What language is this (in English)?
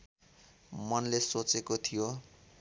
Nepali